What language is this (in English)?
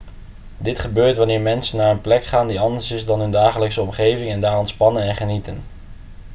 Dutch